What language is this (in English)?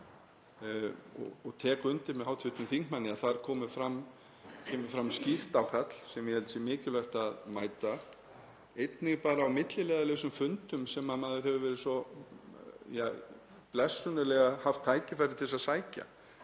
Icelandic